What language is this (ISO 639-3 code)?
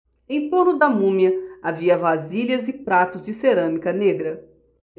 por